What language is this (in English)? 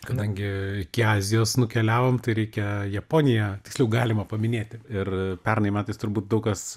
Lithuanian